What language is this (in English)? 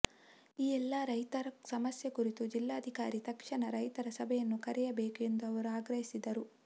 Kannada